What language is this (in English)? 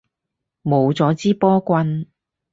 Cantonese